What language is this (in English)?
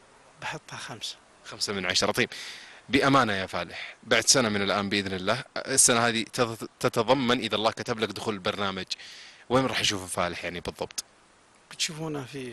Arabic